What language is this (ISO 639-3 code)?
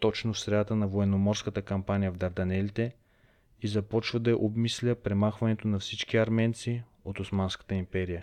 bul